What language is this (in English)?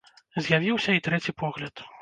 Belarusian